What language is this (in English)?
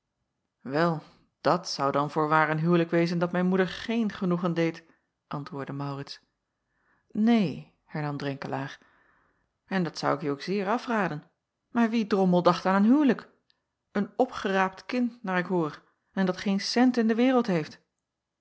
Dutch